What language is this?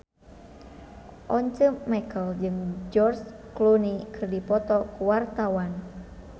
Sundanese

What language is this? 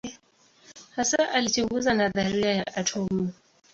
Swahili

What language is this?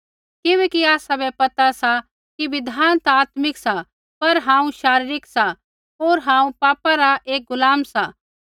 Kullu Pahari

